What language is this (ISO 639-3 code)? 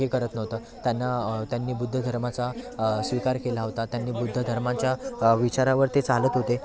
mar